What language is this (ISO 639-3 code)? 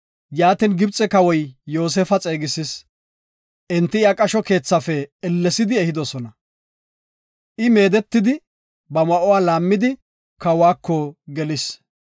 gof